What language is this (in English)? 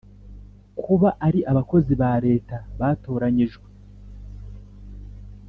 Kinyarwanda